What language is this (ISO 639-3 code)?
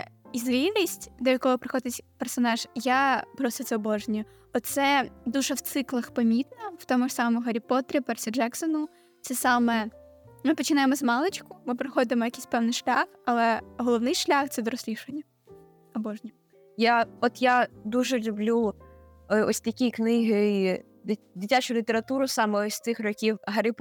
ukr